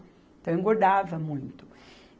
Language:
Portuguese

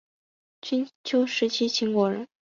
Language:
Chinese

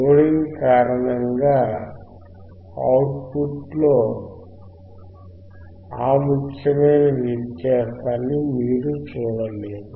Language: Telugu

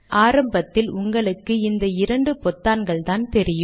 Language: Tamil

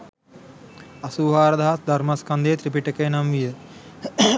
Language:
Sinhala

